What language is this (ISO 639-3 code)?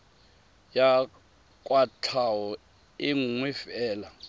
tsn